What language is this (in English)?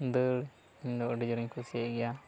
Santali